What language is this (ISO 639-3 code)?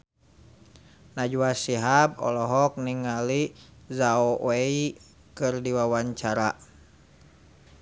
sun